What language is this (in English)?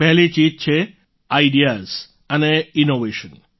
Gujarati